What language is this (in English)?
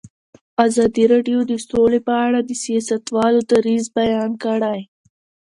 Pashto